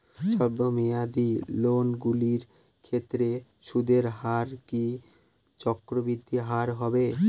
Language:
Bangla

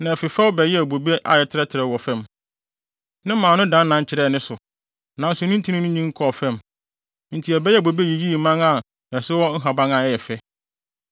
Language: Akan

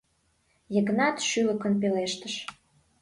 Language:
Mari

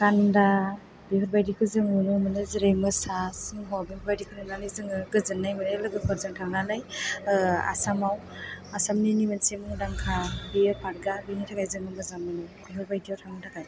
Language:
Bodo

